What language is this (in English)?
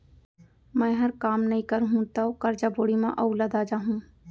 Chhattisgarhi